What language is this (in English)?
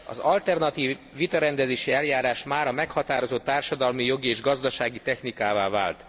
Hungarian